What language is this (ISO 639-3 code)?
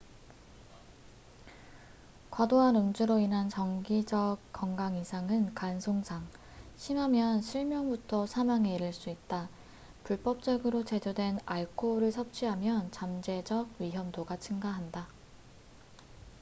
kor